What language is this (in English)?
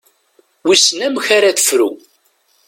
Kabyle